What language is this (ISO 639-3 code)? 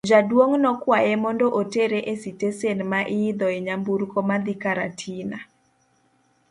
luo